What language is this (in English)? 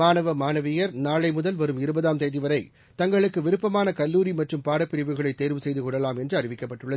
Tamil